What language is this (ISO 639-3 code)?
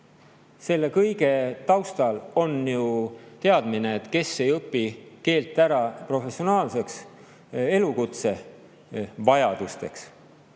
est